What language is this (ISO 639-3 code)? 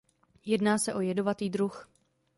ces